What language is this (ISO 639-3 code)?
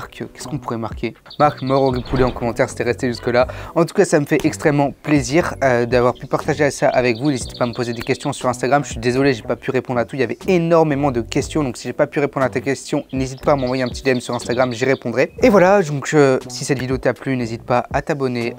fra